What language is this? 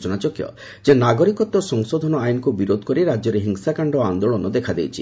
Odia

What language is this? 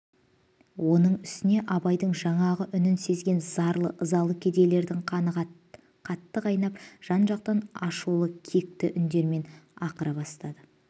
Kazakh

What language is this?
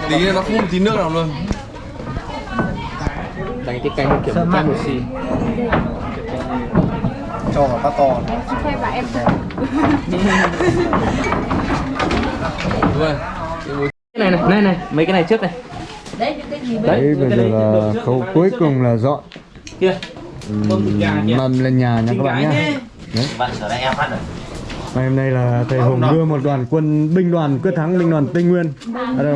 Vietnamese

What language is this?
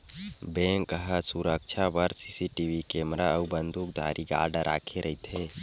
Chhattisgarhi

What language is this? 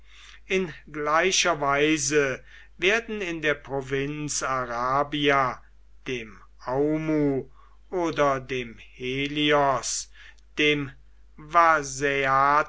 German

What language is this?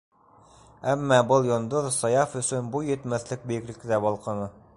Bashkir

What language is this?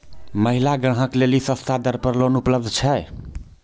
Maithili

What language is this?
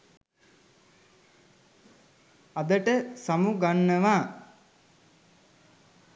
Sinhala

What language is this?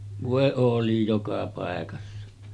Finnish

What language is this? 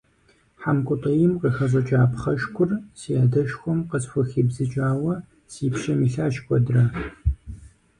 Kabardian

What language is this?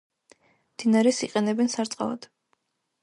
Georgian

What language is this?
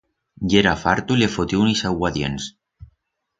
Aragonese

